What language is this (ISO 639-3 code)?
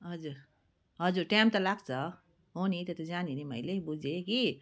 nep